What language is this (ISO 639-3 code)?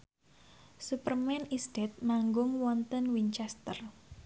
jav